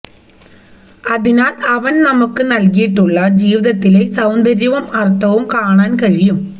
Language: Malayalam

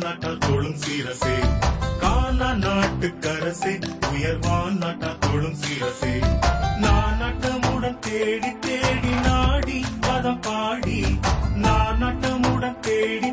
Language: Tamil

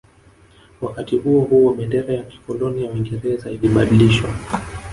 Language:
Swahili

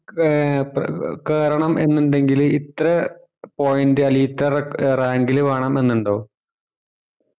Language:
Malayalam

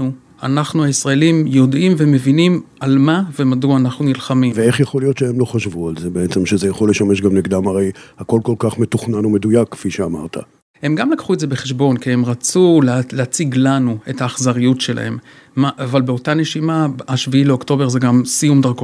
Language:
Hebrew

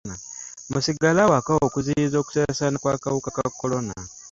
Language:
Ganda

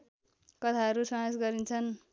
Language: Nepali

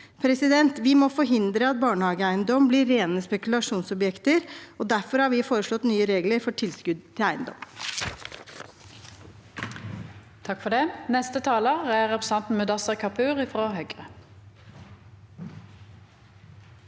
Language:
Norwegian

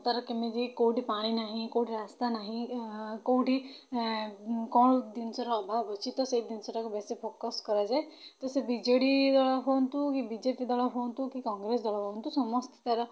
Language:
Odia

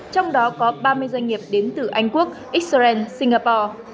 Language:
Vietnamese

